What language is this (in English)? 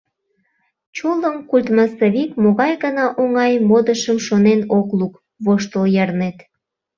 Mari